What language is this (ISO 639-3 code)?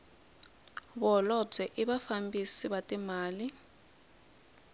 tso